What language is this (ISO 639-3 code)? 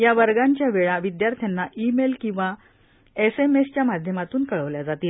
mar